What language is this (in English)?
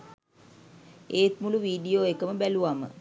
Sinhala